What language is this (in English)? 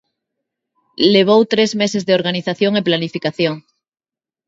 Galician